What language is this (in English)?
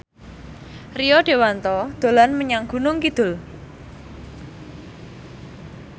Javanese